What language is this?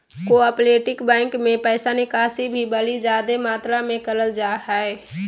Magahi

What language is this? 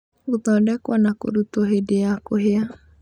Kikuyu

